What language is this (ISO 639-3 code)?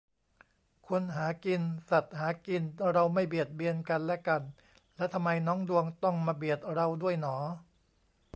tha